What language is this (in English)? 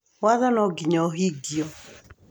Kikuyu